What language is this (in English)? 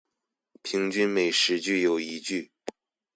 Chinese